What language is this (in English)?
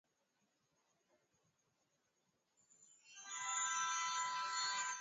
Swahili